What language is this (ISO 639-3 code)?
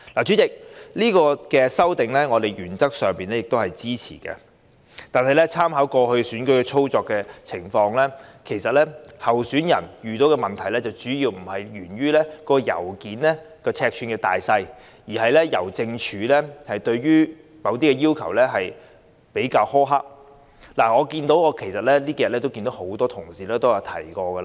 yue